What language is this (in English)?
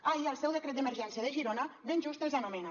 Catalan